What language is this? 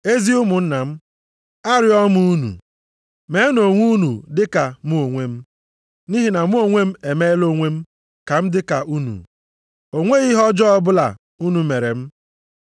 Igbo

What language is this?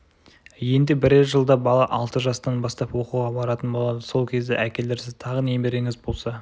Kazakh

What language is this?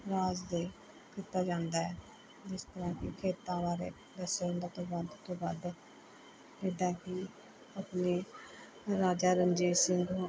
Punjabi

